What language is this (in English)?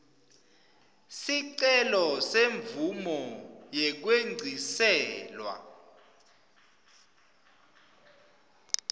Swati